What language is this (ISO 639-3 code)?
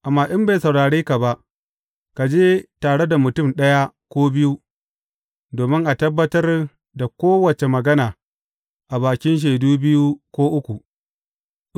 hau